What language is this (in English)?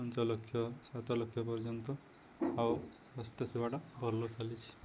Odia